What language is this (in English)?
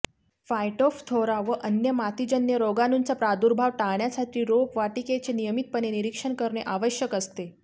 Marathi